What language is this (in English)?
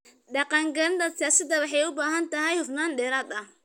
Somali